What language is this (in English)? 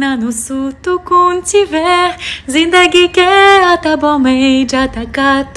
Korean